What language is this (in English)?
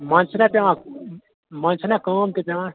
Kashmiri